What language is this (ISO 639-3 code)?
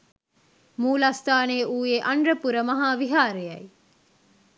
sin